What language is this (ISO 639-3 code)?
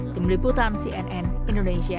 ind